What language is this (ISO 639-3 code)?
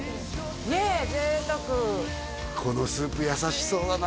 jpn